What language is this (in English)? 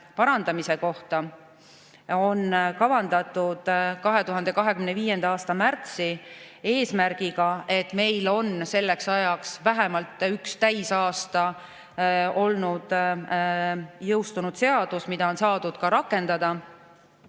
Estonian